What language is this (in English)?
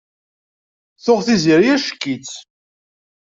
Kabyle